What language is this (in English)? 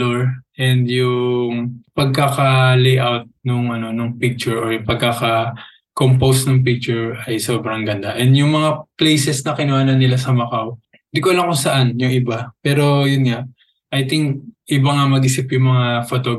Filipino